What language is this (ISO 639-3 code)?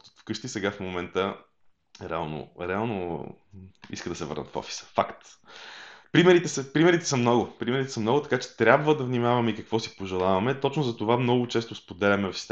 bul